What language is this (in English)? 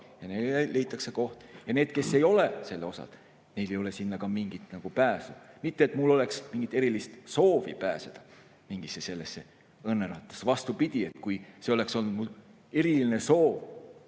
Estonian